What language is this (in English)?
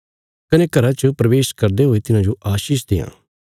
Bilaspuri